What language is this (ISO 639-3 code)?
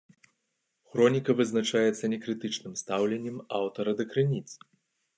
bel